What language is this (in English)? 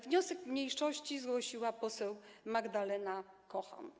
Polish